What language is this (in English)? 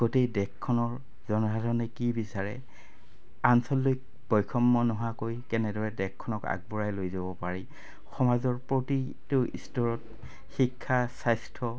Assamese